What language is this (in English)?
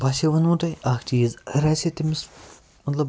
Kashmiri